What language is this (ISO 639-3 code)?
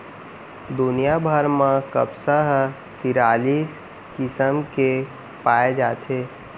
hne